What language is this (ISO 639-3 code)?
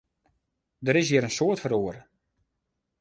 fry